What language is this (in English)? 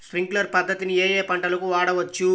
Telugu